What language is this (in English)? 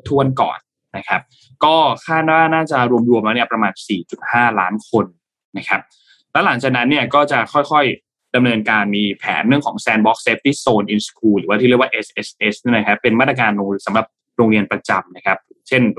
Thai